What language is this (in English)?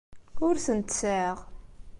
Kabyle